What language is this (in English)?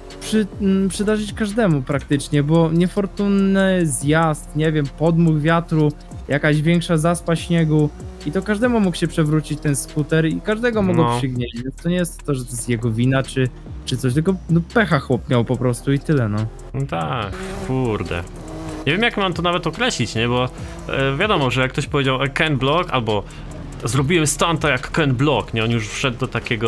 Polish